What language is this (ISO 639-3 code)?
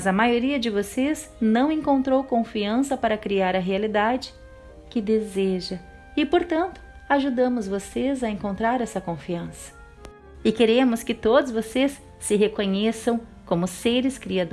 por